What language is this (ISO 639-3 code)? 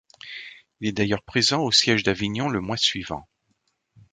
fra